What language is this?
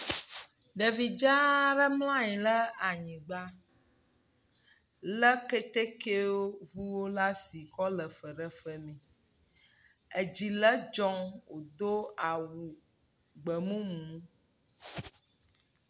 Ewe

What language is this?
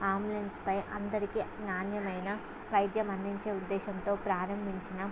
Telugu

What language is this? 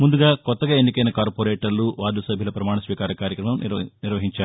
Telugu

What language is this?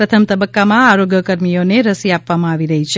Gujarati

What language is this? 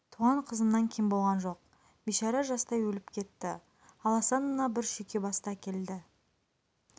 Kazakh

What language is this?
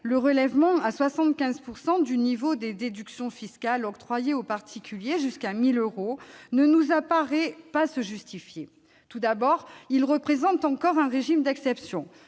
French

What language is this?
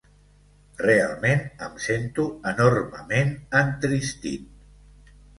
Catalan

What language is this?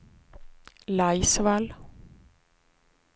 Swedish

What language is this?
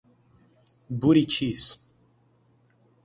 Portuguese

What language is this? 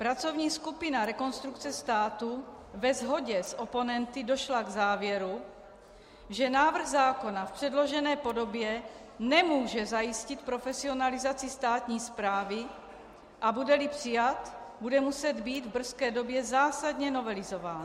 Czech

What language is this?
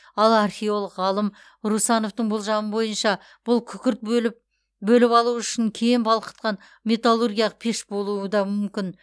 Kazakh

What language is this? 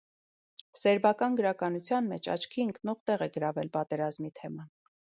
Armenian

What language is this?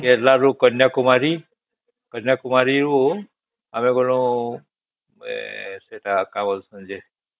Odia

